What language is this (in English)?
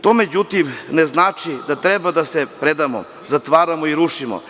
Serbian